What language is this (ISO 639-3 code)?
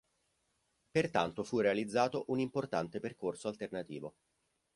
ita